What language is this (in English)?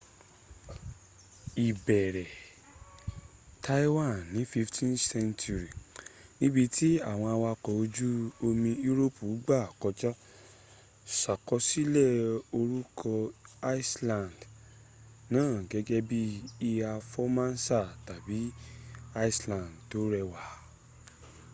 Yoruba